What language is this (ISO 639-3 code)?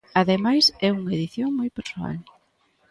glg